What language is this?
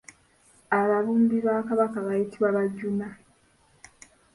Ganda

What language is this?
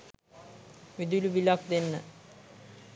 Sinhala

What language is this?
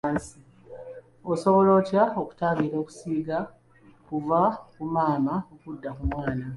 Ganda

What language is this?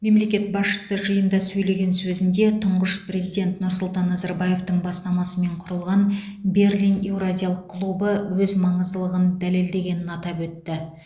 Kazakh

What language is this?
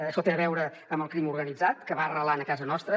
Catalan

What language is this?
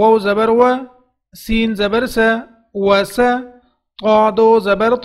Arabic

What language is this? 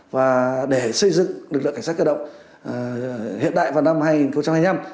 Vietnamese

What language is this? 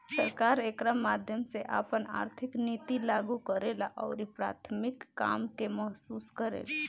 Bhojpuri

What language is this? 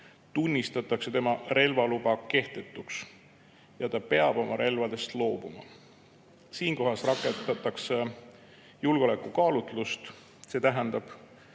Estonian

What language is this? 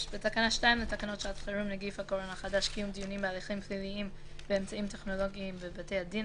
Hebrew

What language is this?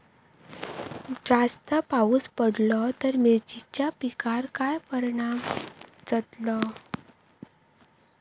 Marathi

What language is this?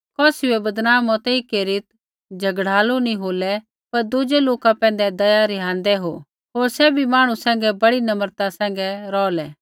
Kullu Pahari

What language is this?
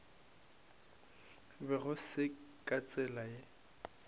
Northern Sotho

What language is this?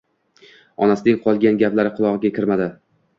Uzbek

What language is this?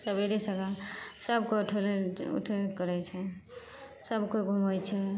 Maithili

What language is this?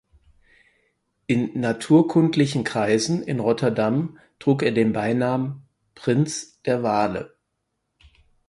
German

